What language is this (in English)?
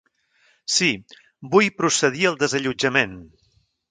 Catalan